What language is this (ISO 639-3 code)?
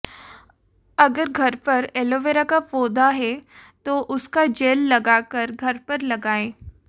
hin